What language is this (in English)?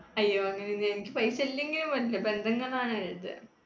Malayalam